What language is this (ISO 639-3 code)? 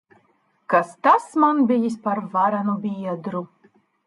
lav